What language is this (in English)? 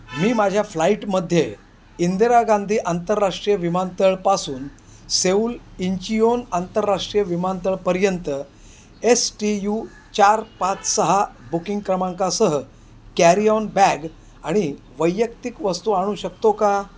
Marathi